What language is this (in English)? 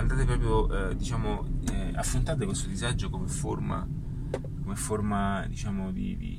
Italian